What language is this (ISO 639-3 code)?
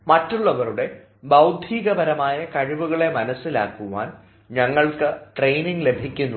mal